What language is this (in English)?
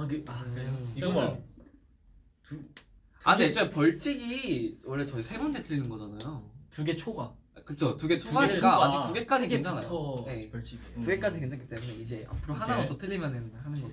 Korean